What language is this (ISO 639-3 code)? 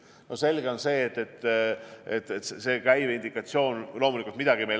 est